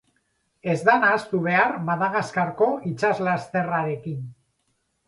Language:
Basque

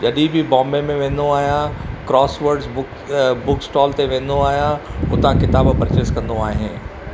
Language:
Sindhi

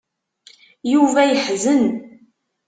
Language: Kabyle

